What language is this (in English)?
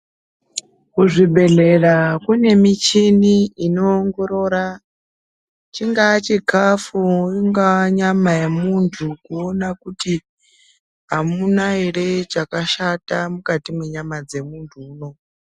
Ndau